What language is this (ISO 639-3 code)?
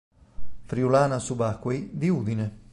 ita